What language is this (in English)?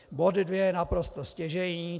Czech